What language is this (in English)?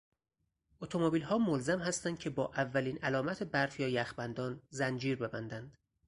Persian